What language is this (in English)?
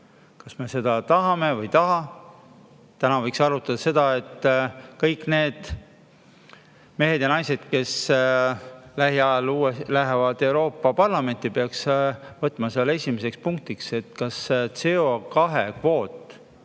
Estonian